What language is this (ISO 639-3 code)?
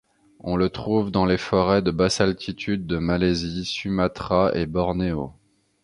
fra